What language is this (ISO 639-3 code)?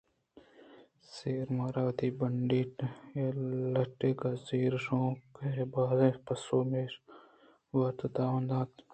bgp